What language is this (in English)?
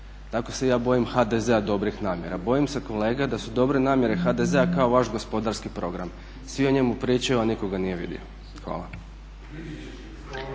Croatian